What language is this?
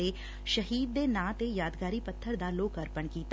Punjabi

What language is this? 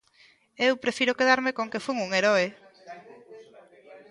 Galician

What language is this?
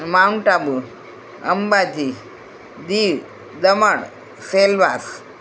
Gujarati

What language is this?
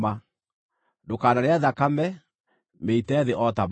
Kikuyu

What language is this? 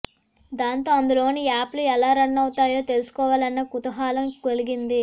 Telugu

